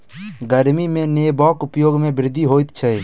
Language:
Maithili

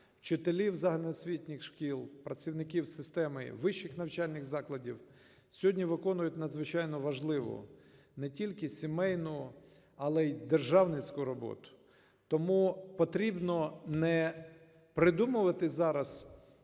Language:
Ukrainian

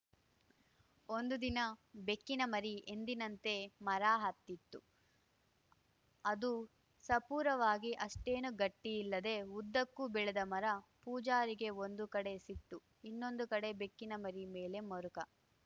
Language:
Kannada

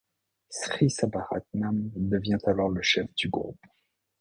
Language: French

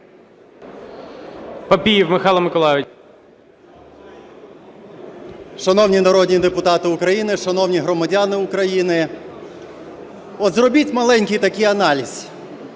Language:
Ukrainian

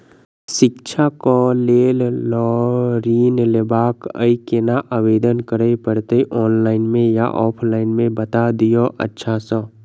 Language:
Maithili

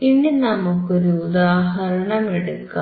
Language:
Malayalam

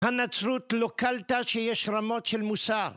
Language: Hebrew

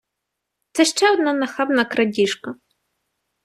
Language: Ukrainian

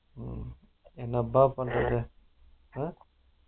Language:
Tamil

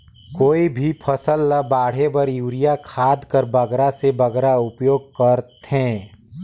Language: Chhattisgarhi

